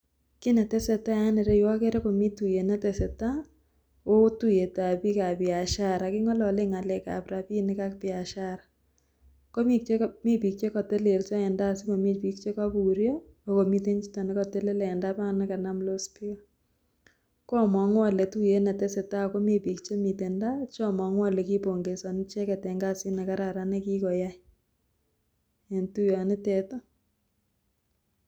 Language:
Kalenjin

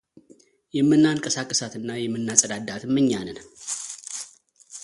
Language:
Amharic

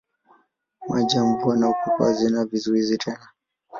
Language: Swahili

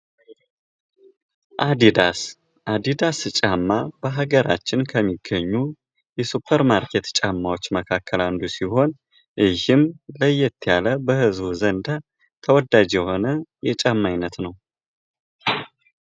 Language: Amharic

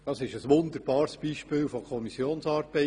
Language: Swiss German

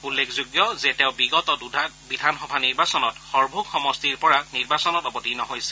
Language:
Assamese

